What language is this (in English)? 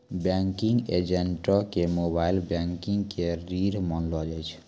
Maithili